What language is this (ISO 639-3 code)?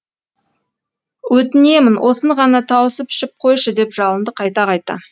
kaz